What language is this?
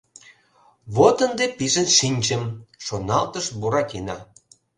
Mari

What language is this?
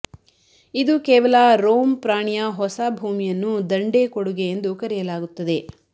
Kannada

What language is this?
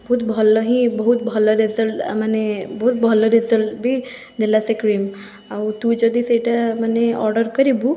Odia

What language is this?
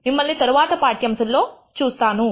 Telugu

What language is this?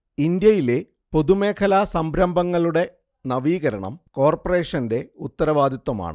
Malayalam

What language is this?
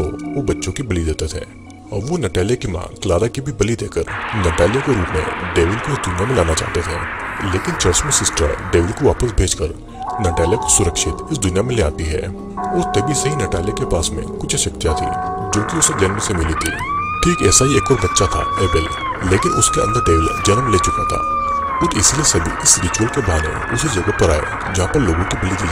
Hindi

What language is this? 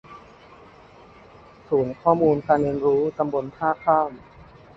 Thai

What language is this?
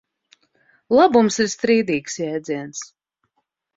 Latvian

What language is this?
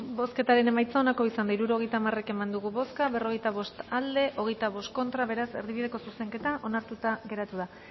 Basque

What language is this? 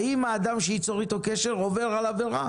Hebrew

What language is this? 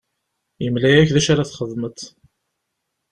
Kabyle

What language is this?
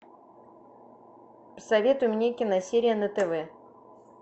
Russian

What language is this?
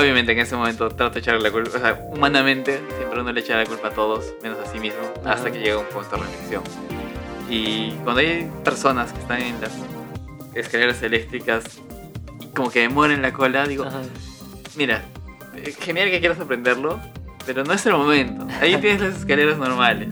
Spanish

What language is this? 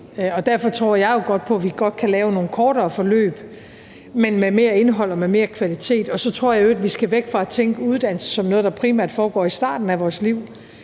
Danish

